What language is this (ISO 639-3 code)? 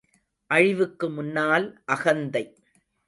tam